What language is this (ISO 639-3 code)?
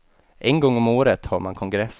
swe